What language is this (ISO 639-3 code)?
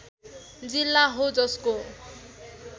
nep